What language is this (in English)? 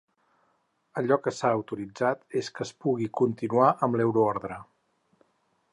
Catalan